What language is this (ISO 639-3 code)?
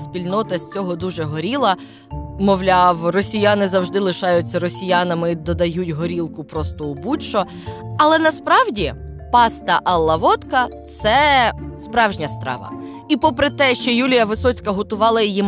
ukr